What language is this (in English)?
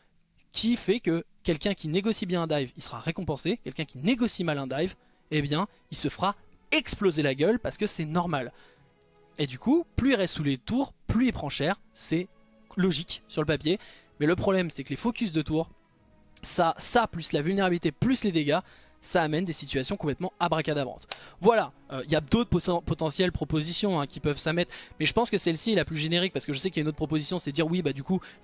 French